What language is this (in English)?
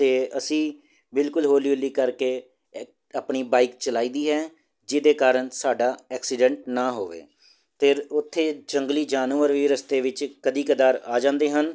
Punjabi